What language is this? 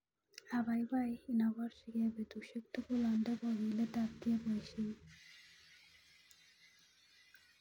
Kalenjin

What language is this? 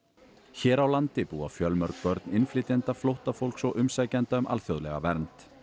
Icelandic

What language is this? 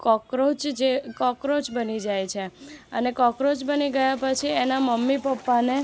Gujarati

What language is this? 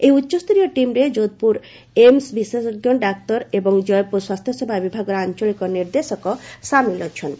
Odia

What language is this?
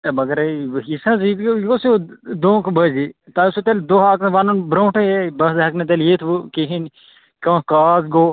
Kashmiri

